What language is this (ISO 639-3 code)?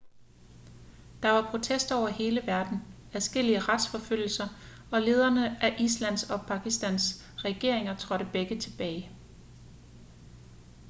dan